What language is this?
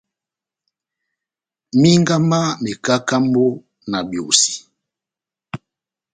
Batanga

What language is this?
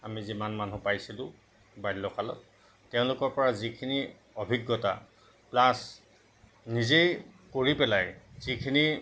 Assamese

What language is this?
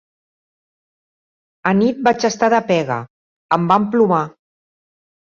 Catalan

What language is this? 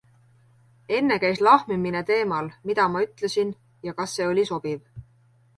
Estonian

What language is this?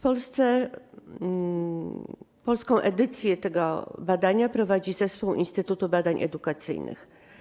Polish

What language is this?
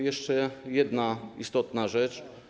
Polish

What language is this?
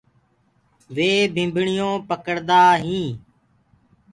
Gurgula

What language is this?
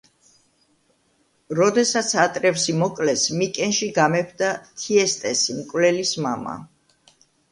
Georgian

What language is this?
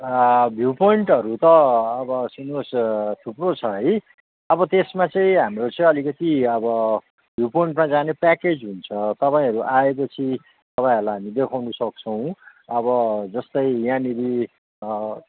Nepali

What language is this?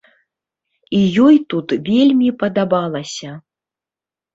Belarusian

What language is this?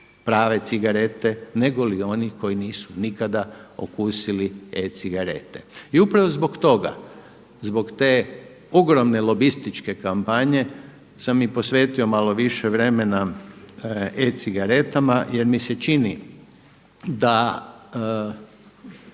Croatian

